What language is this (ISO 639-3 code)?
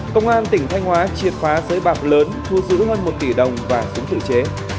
vie